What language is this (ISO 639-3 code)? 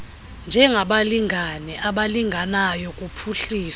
xho